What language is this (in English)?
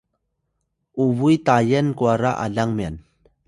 Atayal